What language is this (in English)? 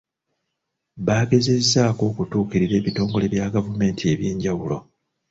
Ganda